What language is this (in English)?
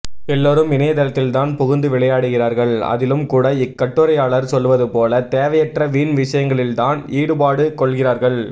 Tamil